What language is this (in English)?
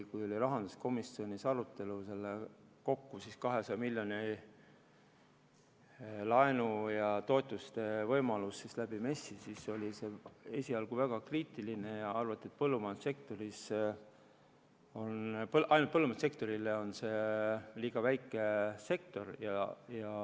Estonian